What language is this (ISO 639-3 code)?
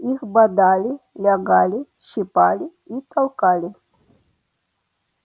rus